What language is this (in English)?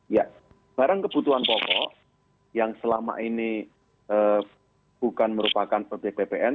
Indonesian